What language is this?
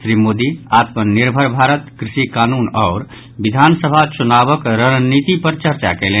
Maithili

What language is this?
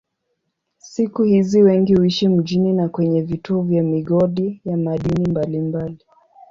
Swahili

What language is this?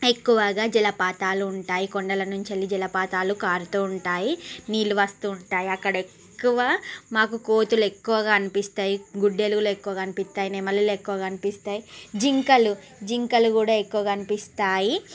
Telugu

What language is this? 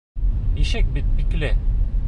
Bashkir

